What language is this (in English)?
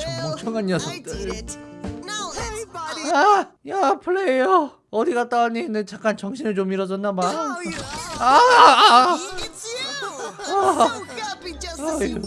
Korean